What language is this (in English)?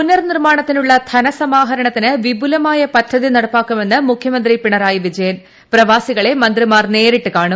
Malayalam